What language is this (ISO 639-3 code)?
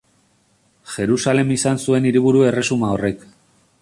eus